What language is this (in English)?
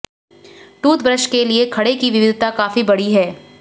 Hindi